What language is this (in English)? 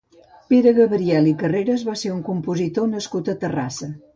Catalan